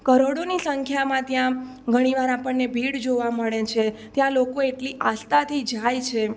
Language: Gujarati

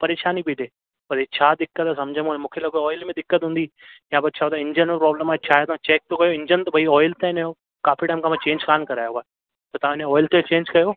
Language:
Sindhi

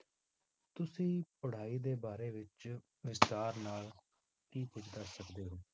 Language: Punjabi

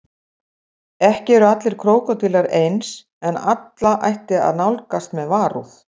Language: Icelandic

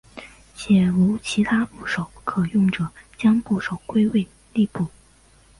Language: Chinese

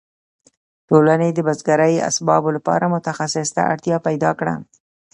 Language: Pashto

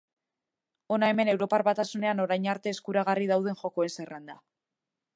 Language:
Basque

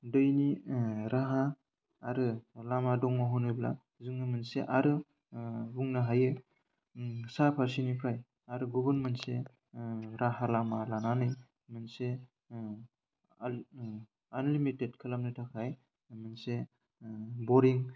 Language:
Bodo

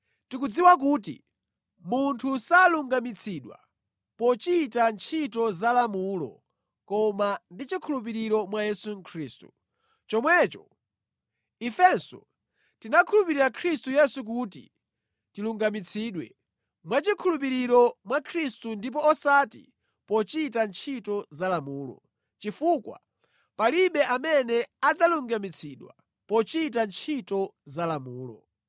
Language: Nyanja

